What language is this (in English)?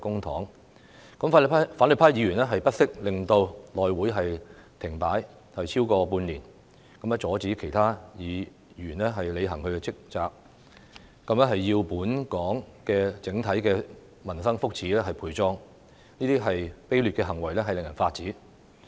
Cantonese